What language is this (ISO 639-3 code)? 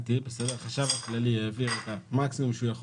heb